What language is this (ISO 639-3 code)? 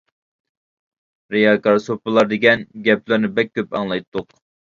uig